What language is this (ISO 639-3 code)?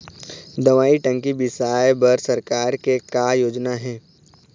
hne